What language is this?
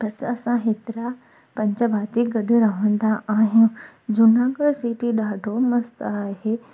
Sindhi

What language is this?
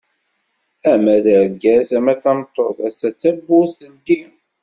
Kabyle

